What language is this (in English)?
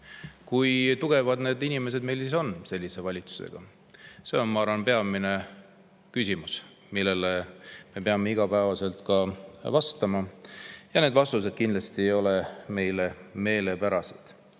Estonian